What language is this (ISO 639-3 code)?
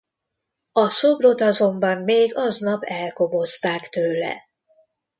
hun